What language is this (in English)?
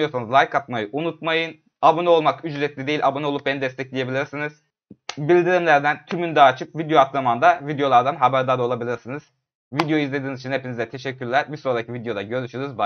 Turkish